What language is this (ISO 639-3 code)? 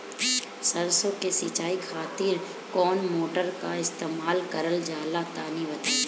bho